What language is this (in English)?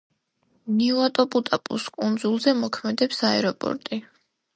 Georgian